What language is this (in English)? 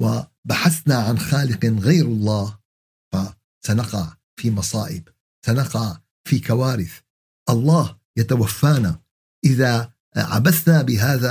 Arabic